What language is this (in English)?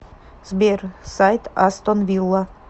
Russian